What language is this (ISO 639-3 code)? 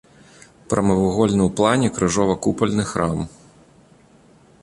bel